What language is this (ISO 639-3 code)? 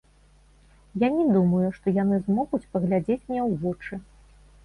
bel